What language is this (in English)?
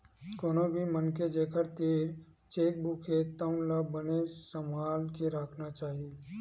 Chhattisgarhi